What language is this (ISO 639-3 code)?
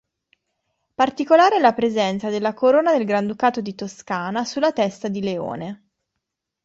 ita